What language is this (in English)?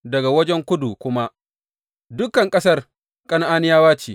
Hausa